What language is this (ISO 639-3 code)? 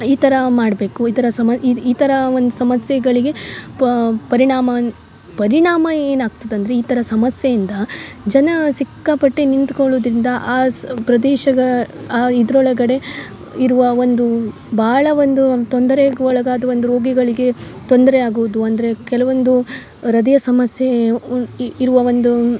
kan